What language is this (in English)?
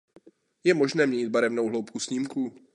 Czech